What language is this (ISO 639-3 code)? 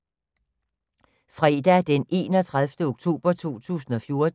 dan